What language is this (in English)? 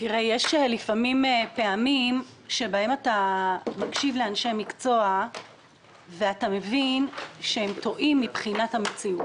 Hebrew